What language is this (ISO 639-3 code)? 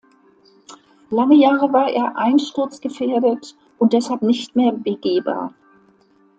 deu